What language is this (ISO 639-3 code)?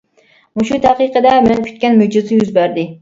uig